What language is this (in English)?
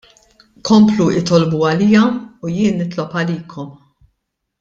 Maltese